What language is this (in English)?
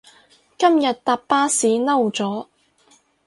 Cantonese